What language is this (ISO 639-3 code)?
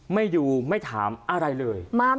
tha